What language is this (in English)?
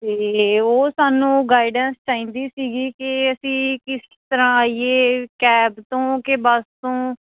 Punjabi